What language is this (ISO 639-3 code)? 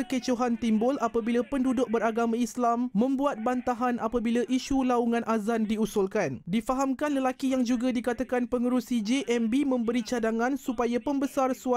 msa